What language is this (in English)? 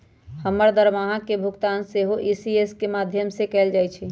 Magahi